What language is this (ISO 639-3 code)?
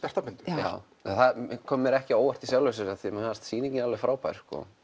isl